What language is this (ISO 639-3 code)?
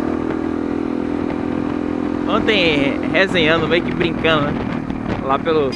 por